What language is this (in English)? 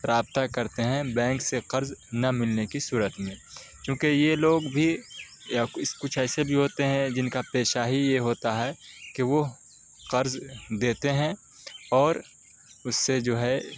Urdu